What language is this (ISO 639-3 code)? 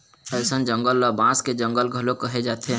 hne